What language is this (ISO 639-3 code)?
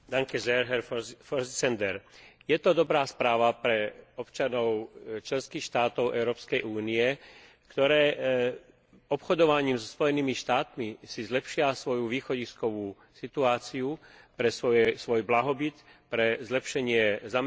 slk